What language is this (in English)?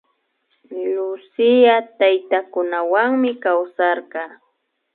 Imbabura Highland Quichua